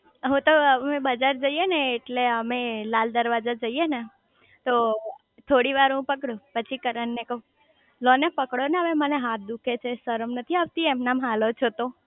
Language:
Gujarati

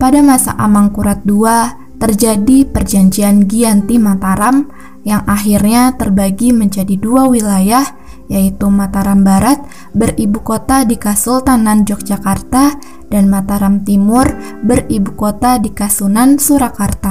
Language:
Indonesian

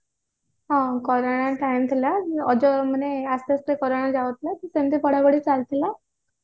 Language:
Odia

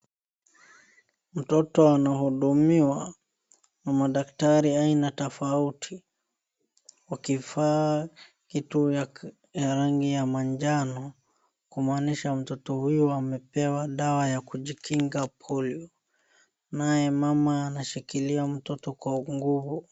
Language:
Swahili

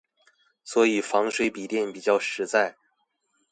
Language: Chinese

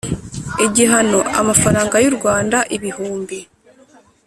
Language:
Kinyarwanda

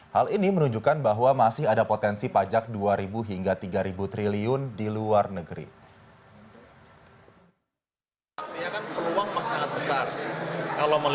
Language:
Indonesian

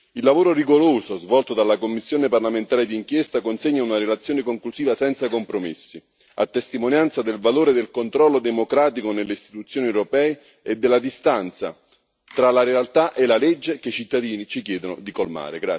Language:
Italian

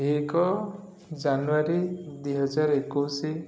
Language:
Odia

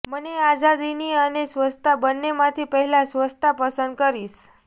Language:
Gujarati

